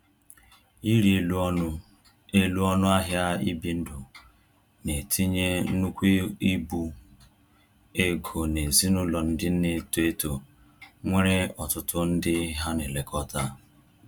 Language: Igbo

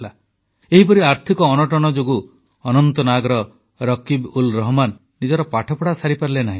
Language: Odia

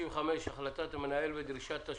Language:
Hebrew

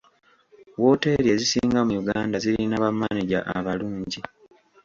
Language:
Ganda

